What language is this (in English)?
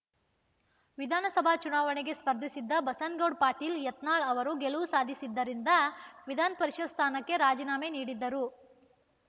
Kannada